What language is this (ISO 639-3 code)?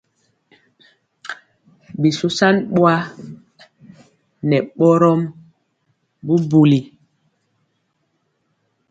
mcx